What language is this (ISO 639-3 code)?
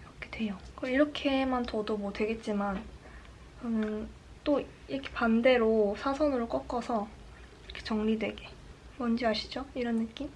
kor